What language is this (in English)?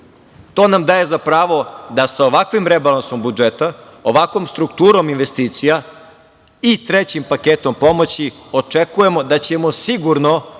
Serbian